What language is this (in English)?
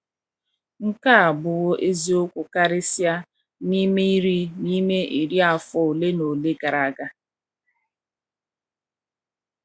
Igbo